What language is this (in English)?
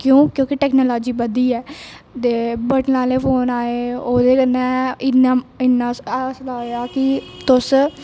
Dogri